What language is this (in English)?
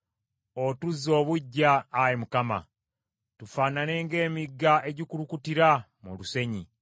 Ganda